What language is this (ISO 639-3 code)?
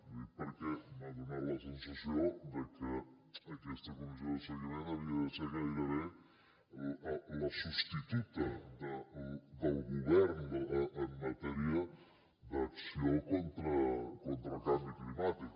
cat